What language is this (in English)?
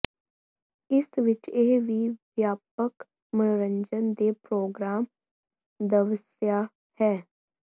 Punjabi